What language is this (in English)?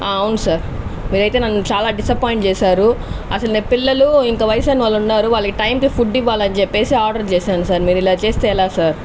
Telugu